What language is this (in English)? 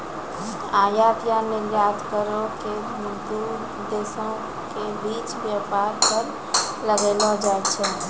Maithili